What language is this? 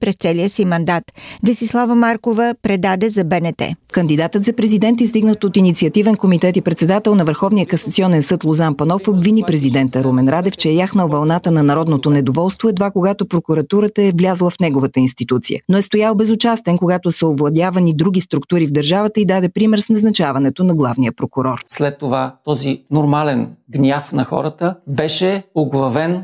Bulgarian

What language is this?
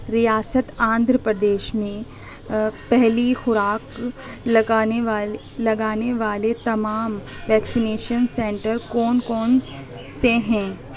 Urdu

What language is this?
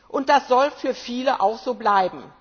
German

